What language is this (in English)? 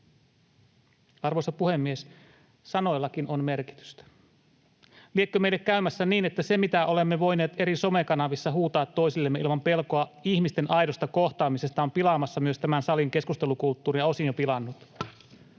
Finnish